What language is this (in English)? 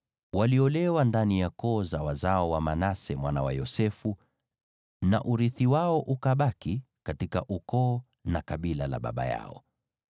Swahili